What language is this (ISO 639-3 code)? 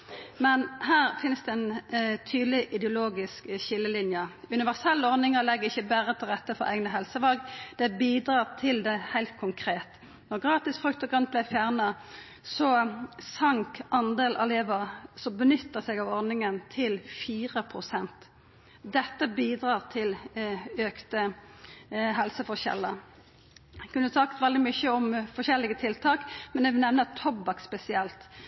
nno